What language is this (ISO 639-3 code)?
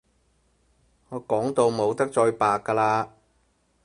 yue